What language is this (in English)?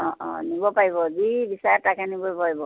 Assamese